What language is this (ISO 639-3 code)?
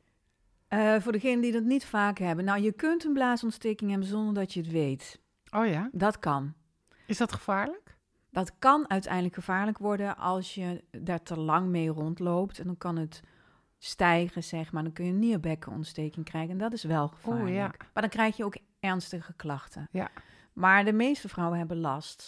nld